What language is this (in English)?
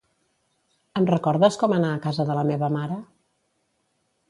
Catalan